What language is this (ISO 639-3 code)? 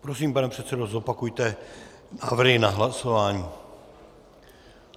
ces